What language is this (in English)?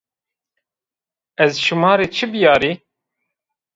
Zaza